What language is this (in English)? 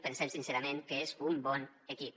Catalan